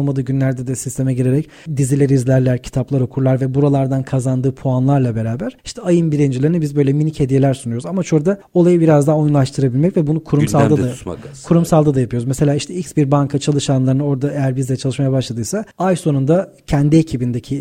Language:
Turkish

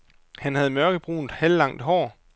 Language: Danish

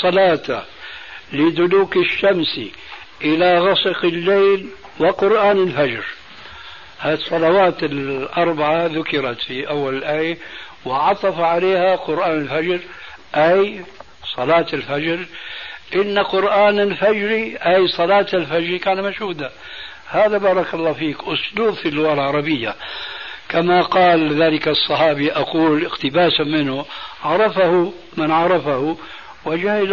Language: Arabic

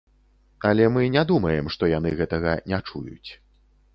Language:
Belarusian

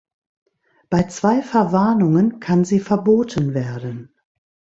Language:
German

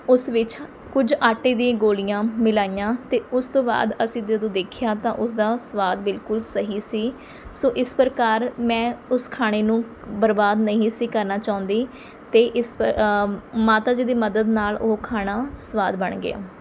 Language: Punjabi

